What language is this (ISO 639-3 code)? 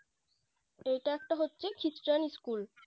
ben